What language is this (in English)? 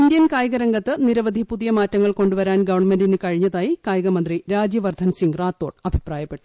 Malayalam